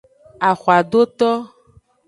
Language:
Aja (Benin)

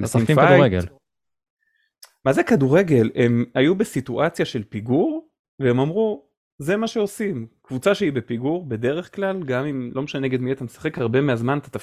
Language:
Hebrew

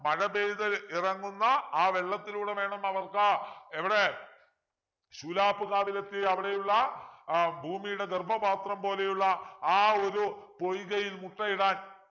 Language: Malayalam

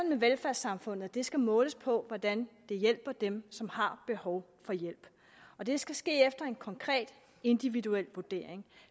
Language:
Danish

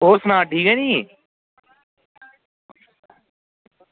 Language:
Dogri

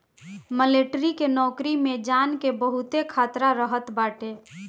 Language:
Bhojpuri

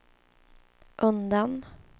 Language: Swedish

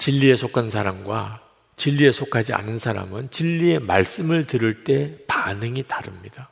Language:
Korean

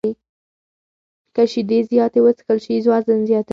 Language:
Pashto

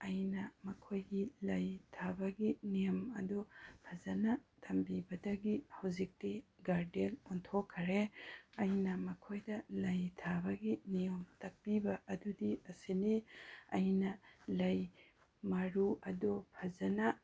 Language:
Manipuri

